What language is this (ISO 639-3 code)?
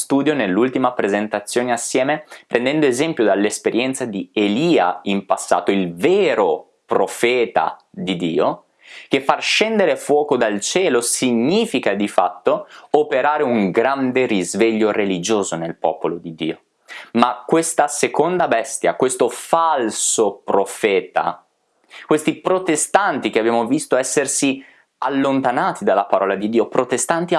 ita